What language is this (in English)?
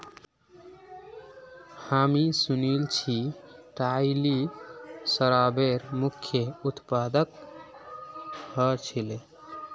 Magahi